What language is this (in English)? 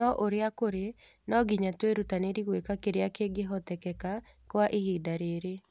Kikuyu